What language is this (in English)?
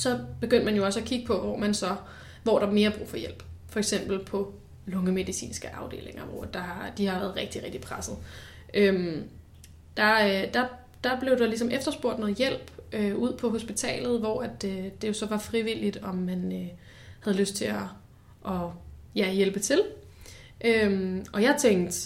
Danish